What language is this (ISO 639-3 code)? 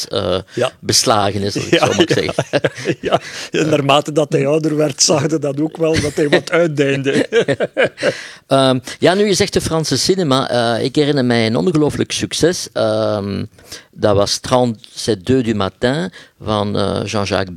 nld